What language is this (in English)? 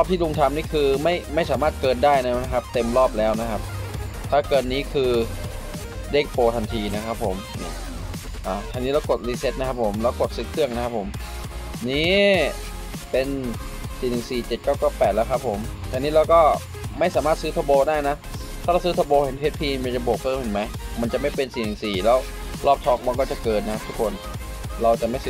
Thai